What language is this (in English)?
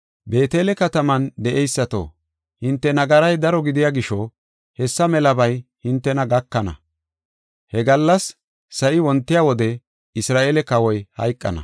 Gofa